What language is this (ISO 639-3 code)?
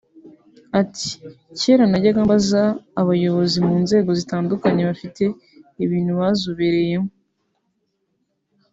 kin